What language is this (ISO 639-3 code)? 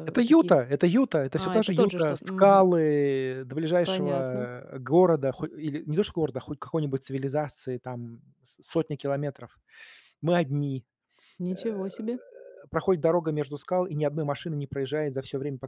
rus